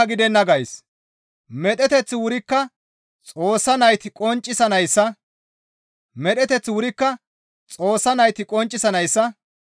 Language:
Gamo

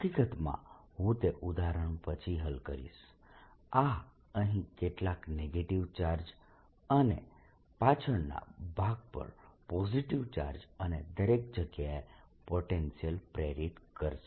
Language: Gujarati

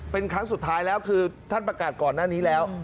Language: Thai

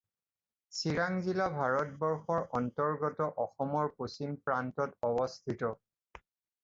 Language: Assamese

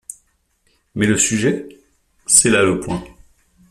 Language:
French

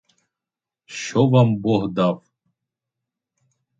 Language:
Ukrainian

